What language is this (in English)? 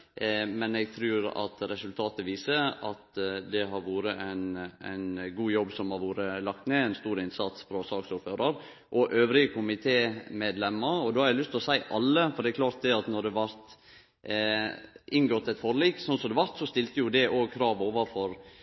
Norwegian Nynorsk